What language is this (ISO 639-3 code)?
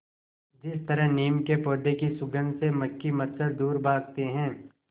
hin